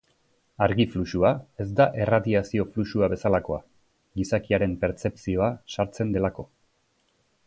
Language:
Basque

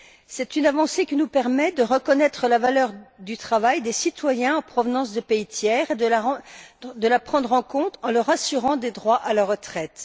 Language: French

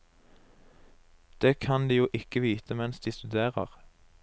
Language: Norwegian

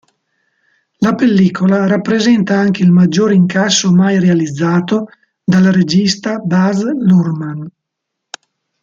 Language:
Italian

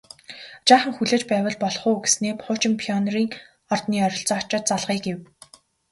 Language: Mongolian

